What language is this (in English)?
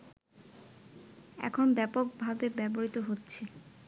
Bangla